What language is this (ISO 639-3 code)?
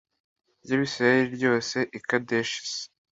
kin